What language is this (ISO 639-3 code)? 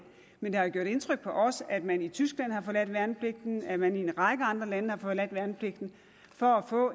dan